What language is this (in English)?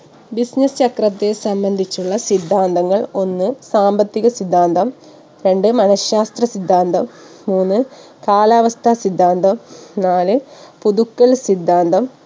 Malayalam